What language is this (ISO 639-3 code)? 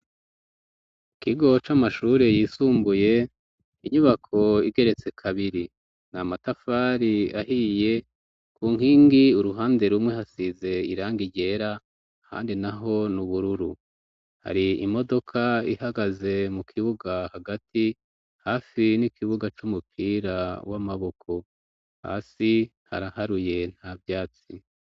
run